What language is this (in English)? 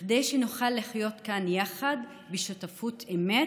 Hebrew